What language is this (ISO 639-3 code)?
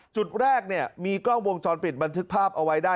tha